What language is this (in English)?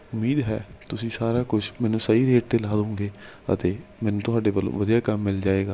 Punjabi